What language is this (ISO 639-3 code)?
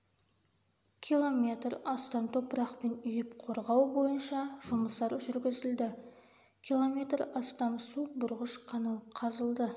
kaz